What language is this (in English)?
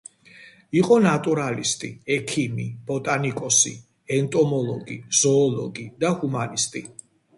Georgian